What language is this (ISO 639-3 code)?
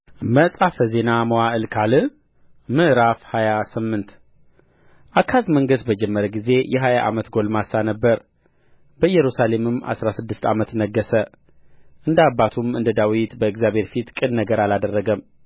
amh